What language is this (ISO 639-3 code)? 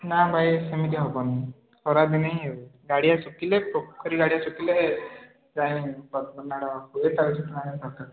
ori